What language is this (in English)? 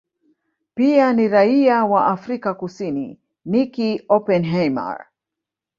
Swahili